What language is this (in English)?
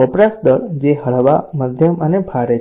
Gujarati